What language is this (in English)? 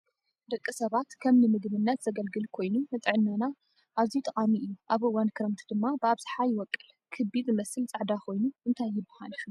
Tigrinya